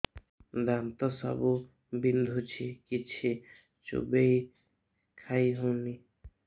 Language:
Odia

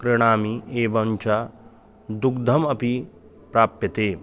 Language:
Sanskrit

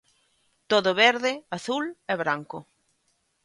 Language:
Galician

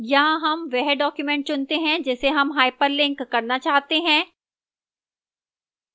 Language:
Hindi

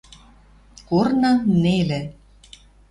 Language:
Western Mari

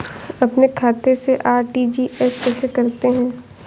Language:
Hindi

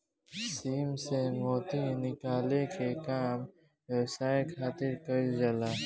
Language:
Bhojpuri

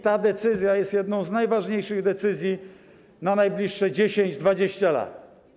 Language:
Polish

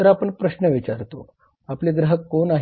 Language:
Marathi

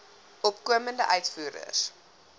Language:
Afrikaans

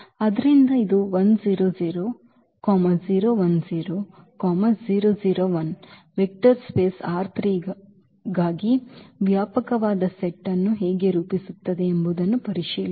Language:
Kannada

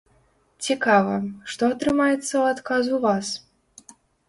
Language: Belarusian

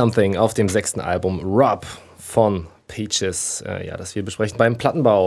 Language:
German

